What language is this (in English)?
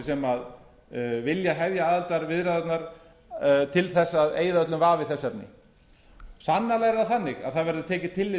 Icelandic